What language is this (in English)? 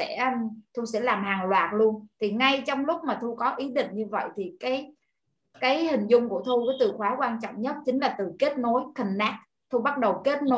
Vietnamese